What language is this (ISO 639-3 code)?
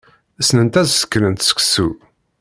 kab